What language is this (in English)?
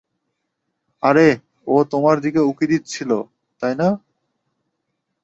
Bangla